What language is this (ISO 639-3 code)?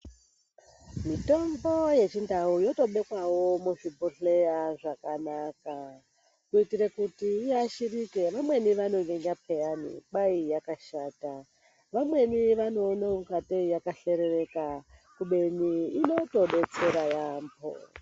ndc